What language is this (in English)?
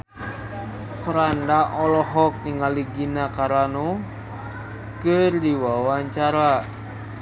Sundanese